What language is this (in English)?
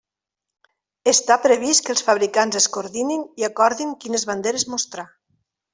Catalan